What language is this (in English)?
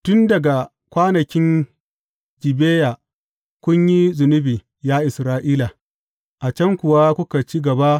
Hausa